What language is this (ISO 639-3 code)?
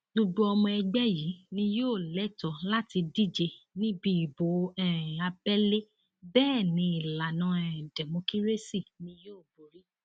yor